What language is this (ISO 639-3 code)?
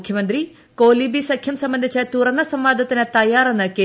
mal